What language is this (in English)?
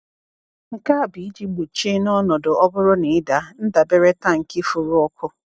Igbo